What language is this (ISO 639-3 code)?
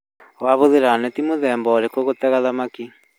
kik